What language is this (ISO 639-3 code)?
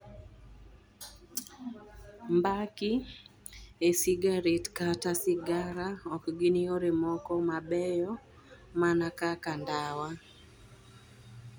luo